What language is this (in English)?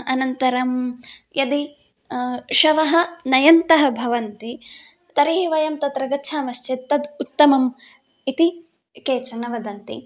Sanskrit